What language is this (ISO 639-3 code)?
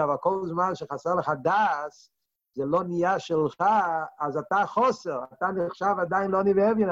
heb